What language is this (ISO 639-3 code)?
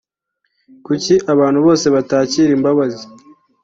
kin